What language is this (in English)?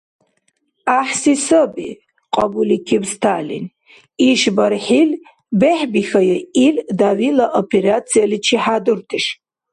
Dargwa